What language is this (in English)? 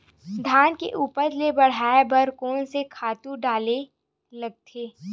Chhattisgarhi